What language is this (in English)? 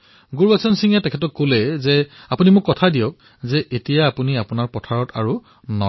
Assamese